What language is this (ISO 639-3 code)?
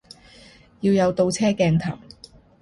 yue